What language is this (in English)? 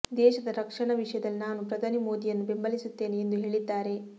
Kannada